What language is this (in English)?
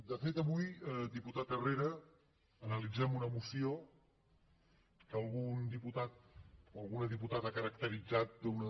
Catalan